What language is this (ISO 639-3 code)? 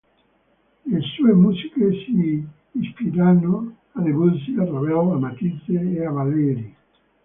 ita